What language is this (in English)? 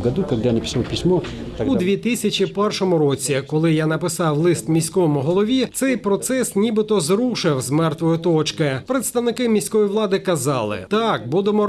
Ukrainian